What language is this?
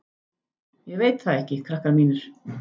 Icelandic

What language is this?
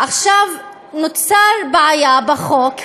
Hebrew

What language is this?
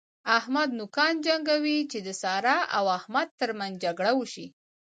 Pashto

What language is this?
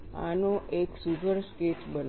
Gujarati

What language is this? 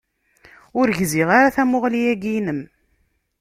Kabyle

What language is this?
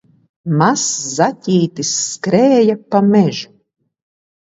Latvian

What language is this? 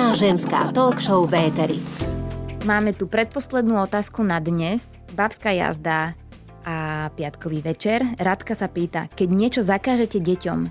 Slovak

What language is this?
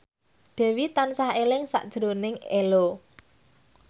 Javanese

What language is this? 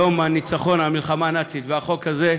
Hebrew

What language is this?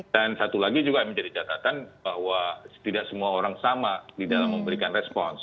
Indonesian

